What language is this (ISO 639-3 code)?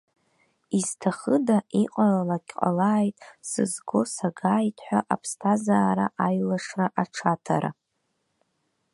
abk